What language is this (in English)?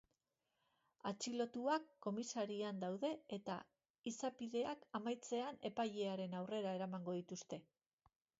Basque